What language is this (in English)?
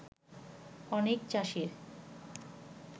Bangla